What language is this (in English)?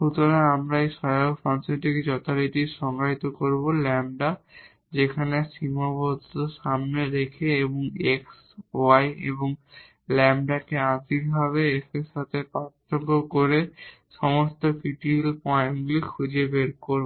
Bangla